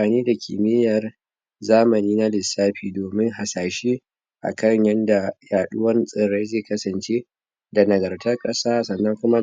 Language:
Hausa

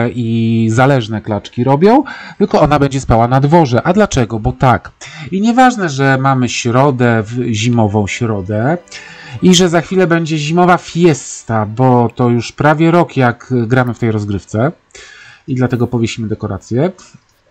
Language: Polish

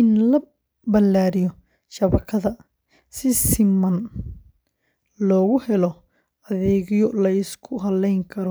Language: Somali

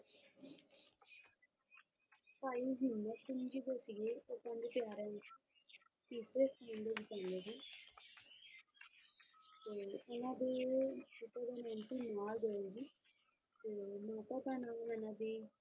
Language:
Punjabi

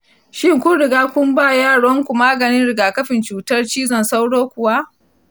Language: Hausa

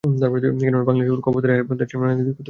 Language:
Bangla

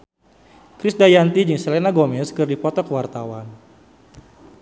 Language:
Sundanese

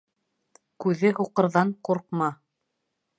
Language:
Bashkir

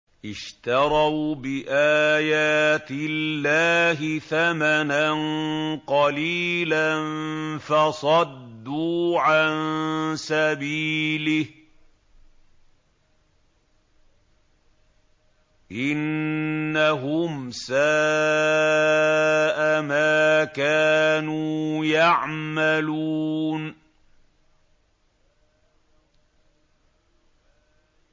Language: Arabic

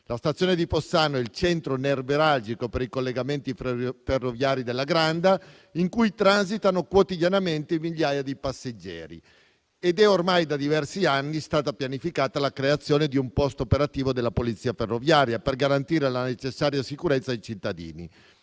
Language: Italian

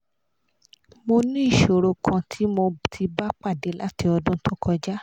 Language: Yoruba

